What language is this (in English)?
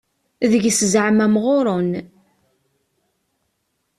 Kabyle